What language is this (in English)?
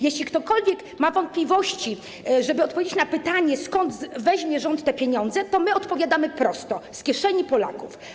Polish